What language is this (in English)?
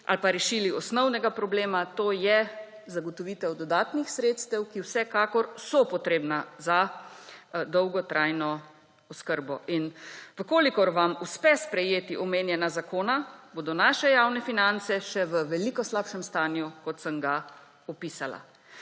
Slovenian